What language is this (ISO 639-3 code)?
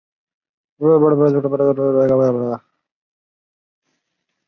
zho